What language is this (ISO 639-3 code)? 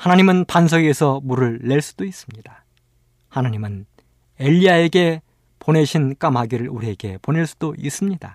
kor